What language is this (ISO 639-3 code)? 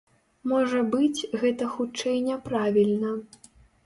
bel